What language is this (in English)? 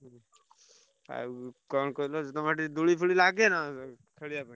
Odia